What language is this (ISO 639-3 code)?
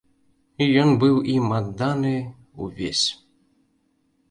bel